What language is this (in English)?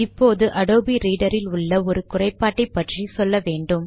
Tamil